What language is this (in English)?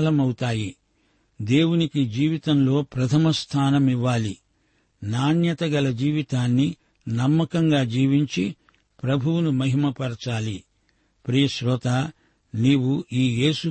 Telugu